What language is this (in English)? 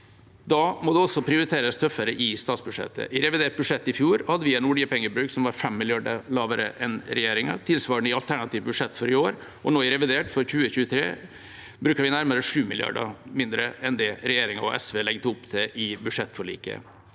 Norwegian